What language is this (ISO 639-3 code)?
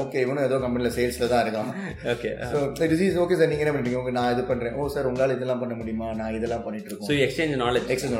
tam